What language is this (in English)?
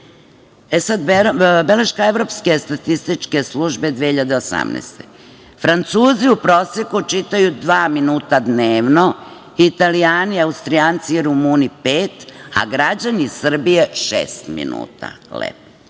Serbian